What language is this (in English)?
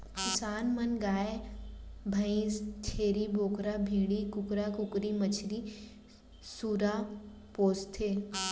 Chhattisgarhi